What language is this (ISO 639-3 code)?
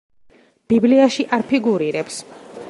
kat